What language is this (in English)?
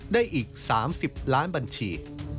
Thai